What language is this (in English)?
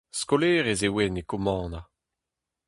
Breton